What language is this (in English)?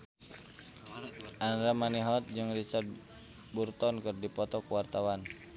Sundanese